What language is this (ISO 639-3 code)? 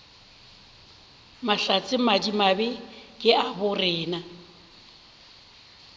nso